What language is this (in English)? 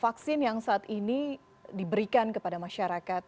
Indonesian